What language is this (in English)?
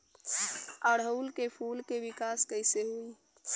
Bhojpuri